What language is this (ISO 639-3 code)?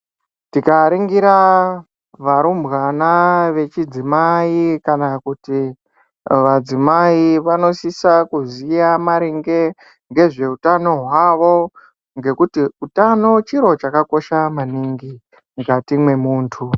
ndc